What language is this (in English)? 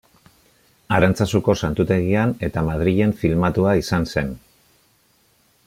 Basque